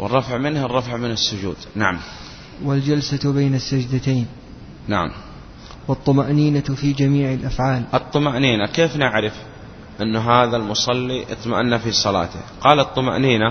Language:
Arabic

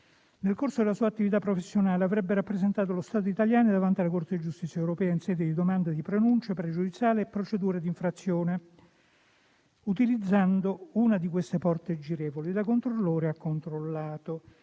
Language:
Italian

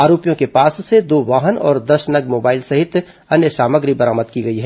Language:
Hindi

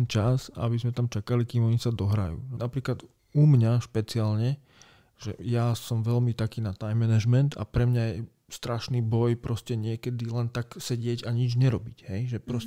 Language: Slovak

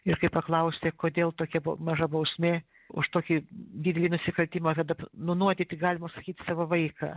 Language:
Lithuanian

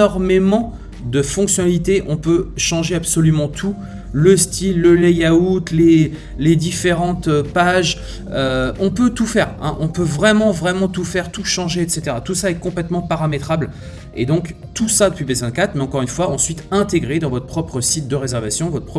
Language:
French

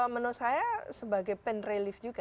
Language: Indonesian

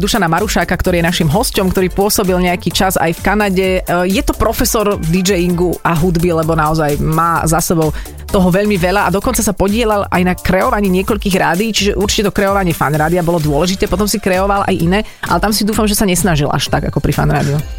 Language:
Slovak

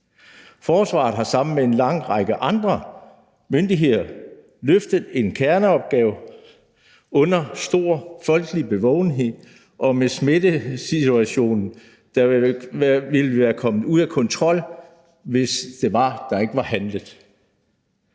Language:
Danish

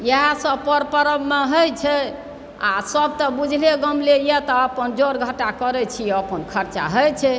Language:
Maithili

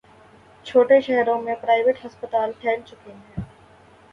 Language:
Urdu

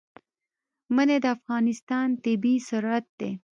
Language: Pashto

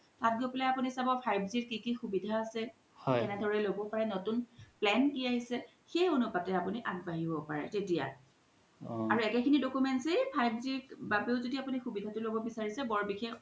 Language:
Assamese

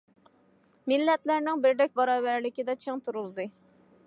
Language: Uyghur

